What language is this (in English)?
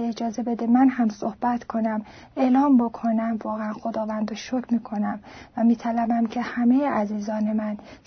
Persian